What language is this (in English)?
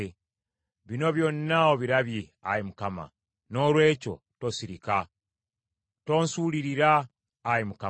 Ganda